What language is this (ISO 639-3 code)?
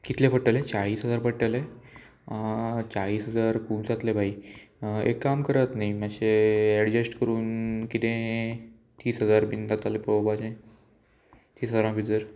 kok